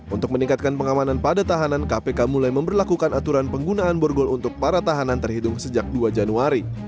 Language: Indonesian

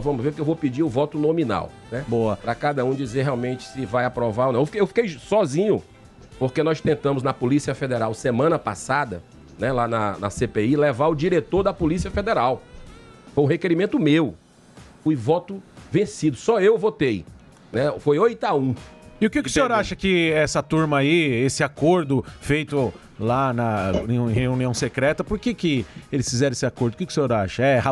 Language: Portuguese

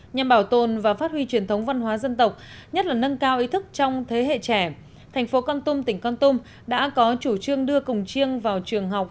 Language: Vietnamese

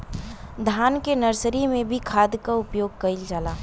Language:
Bhojpuri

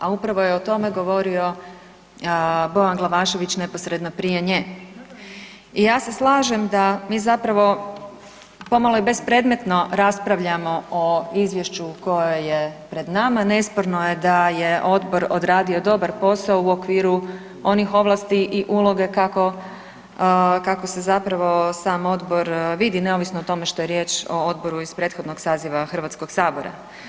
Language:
Croatian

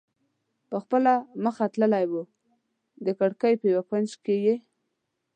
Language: Pashto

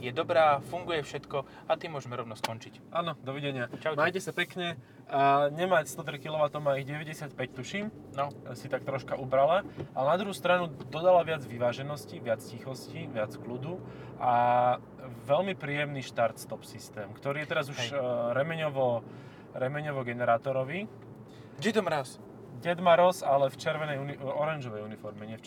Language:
Slovak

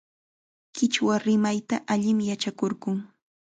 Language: Chiquián Ancash Quechua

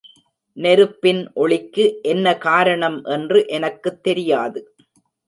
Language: Tamil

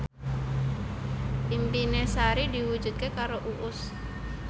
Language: Javanese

